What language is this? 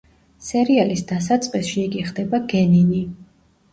Georgian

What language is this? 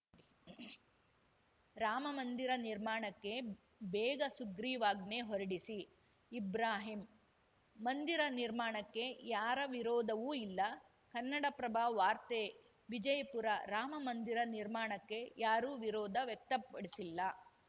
Kannada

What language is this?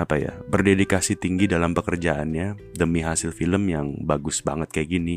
Indonesian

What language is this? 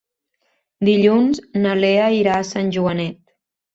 Catalan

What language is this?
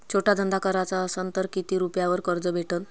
Marathi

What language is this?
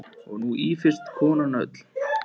Icelandic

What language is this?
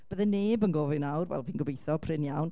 Welsh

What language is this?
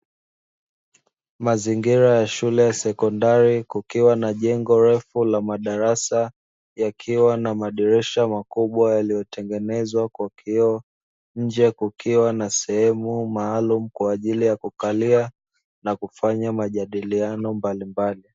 Swahili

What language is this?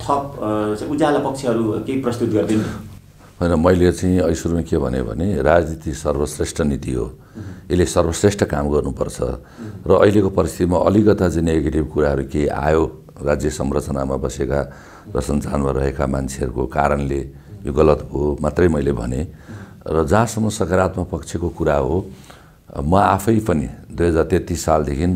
Romanian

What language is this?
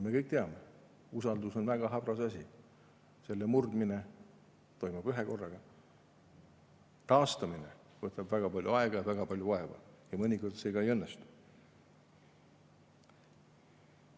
Estonian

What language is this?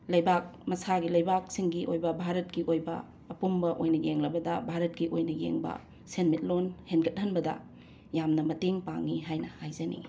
Manipuri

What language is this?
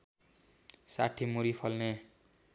Nepali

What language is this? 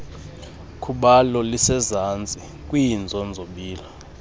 Xhosa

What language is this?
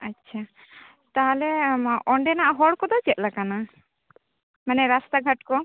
Santali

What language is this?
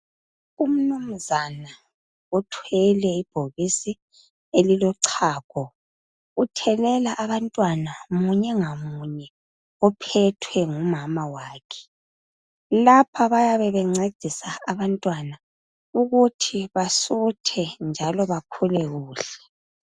North Ndebele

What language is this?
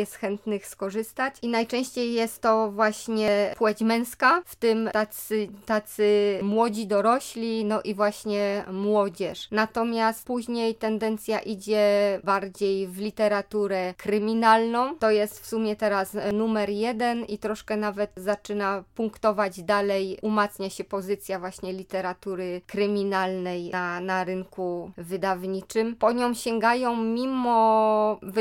Polish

